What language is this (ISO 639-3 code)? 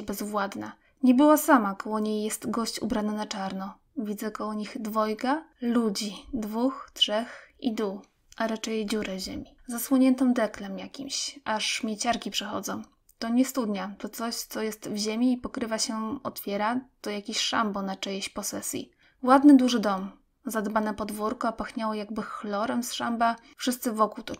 pol